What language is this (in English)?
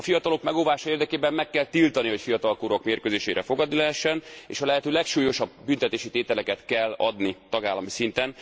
Hungarian